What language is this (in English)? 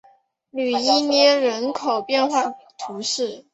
Chinese